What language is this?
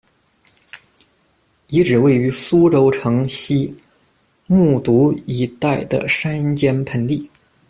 Chinese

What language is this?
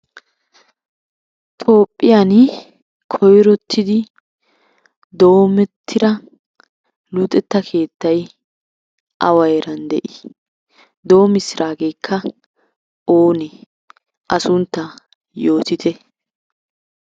Wolaytta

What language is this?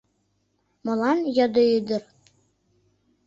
Mari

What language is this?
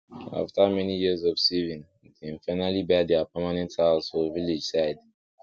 Nigerian Pidgin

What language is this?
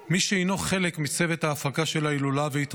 Hebrew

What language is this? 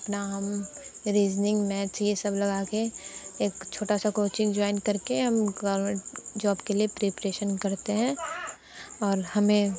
Hindi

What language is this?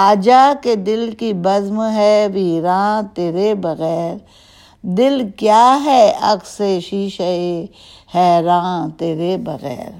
Urdu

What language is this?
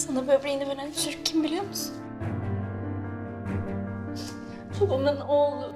Turkish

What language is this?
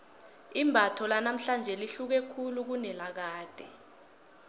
South Ndebele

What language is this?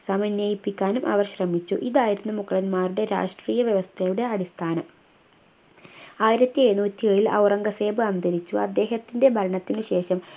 Malayalam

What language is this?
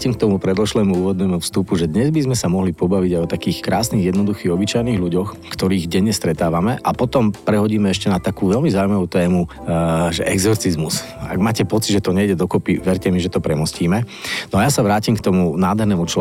Slovak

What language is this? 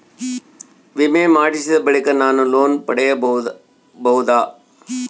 Kannada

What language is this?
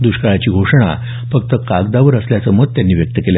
Marathi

